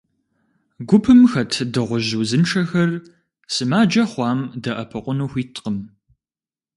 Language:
Kabardian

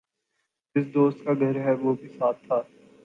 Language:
Urdu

